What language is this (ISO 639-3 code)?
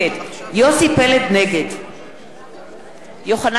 heb